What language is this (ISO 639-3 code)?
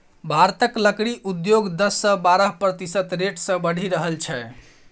mai